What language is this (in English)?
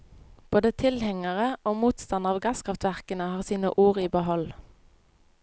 Norwegian